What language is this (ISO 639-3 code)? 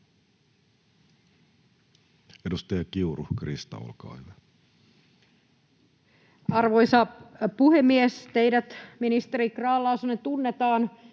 fin